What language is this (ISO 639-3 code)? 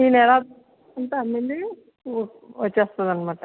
tel